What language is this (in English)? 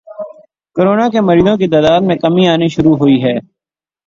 Urdu